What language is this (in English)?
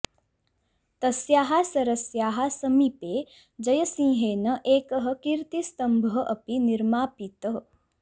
Sanskrit